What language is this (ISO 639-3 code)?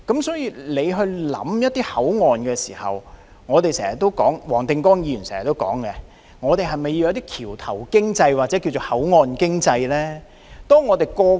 yue